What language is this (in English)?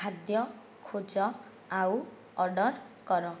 Odia